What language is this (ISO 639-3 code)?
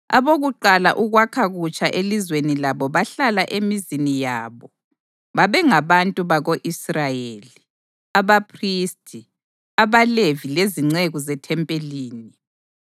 nde